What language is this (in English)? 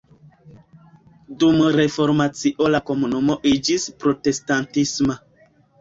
Esperanto